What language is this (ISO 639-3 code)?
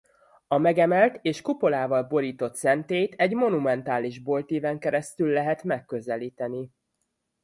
hun